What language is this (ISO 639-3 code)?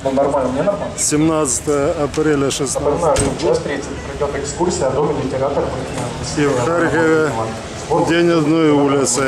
rus